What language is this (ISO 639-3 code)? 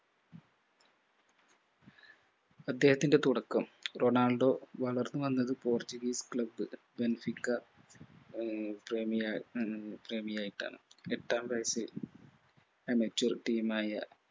mal